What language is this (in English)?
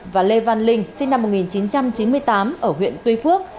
Vietnamese